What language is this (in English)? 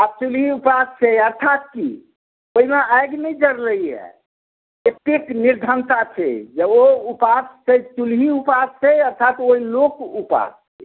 Maithili